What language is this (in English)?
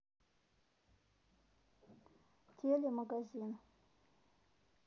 Russian